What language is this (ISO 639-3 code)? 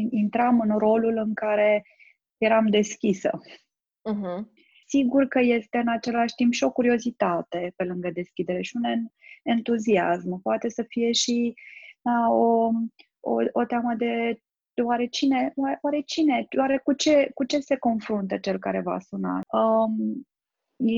ron